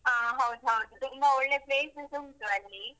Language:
Kannada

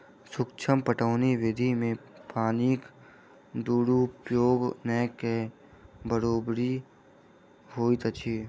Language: Maithili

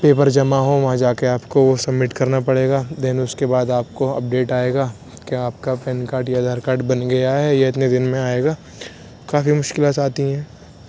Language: Urdu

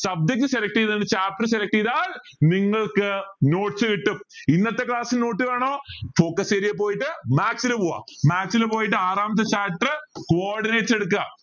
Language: Malayalam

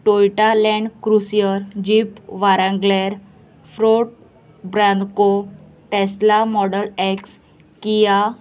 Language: Konkani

